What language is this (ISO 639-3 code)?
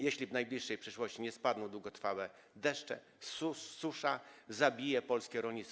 pol